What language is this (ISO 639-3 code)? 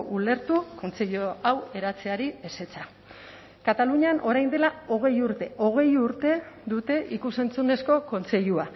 eus